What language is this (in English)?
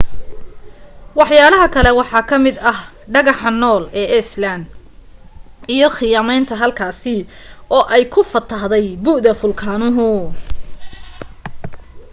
Somali